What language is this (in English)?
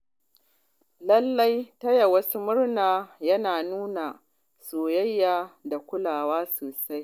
Hausa